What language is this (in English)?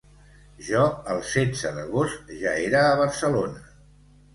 Catalan